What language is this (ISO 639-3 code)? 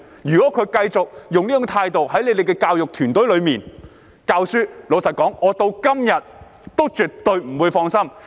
yue